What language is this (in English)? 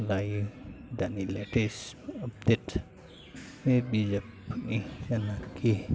Bodo